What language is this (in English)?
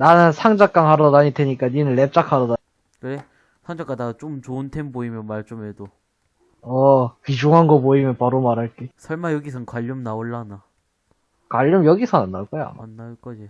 Korean